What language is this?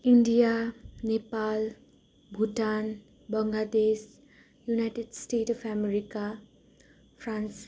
Nepali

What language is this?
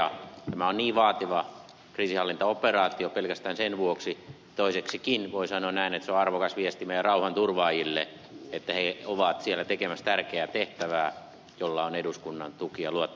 Finnish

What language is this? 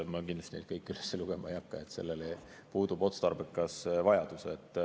Estonian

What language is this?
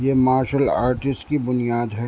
Urdu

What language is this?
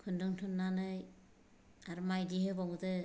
Bodo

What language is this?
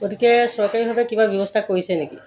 Assamese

